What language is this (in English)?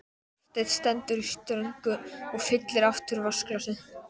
Icelandic